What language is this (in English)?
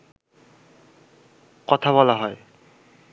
Bangla